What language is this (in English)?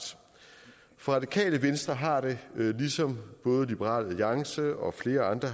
Danish